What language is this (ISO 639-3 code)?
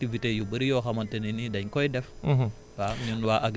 wol